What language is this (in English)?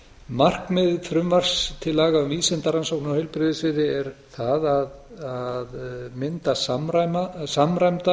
Icelandic